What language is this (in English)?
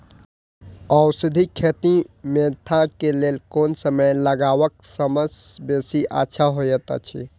Maithili